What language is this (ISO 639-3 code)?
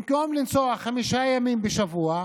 heb